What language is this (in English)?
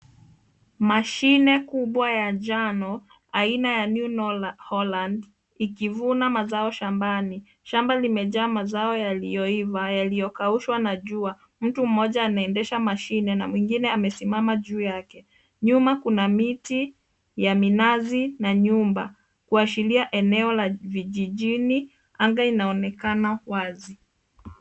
Swahili